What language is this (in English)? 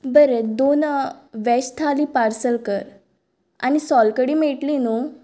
Konkani